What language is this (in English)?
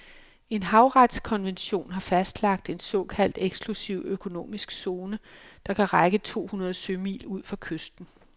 Danish